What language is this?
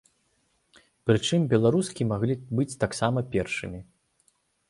Belarusian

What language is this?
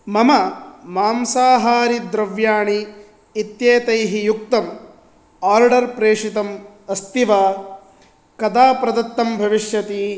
Sanskrit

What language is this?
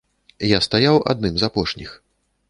Belarusian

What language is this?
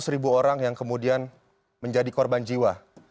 Indonesian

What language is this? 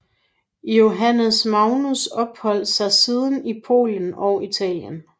Danish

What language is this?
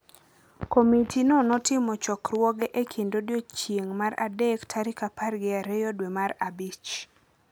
Luo (Kenya and Tanzania)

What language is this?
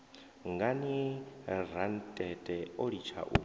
Venda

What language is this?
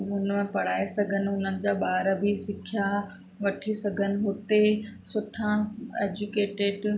Sindhi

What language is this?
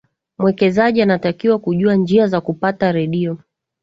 Swahili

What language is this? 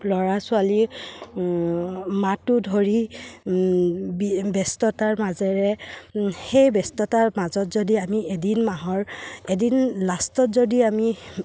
Assamese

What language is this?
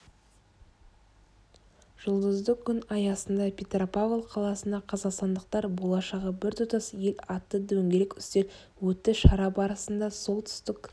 Kazakh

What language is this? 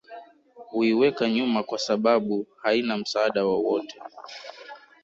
Swahili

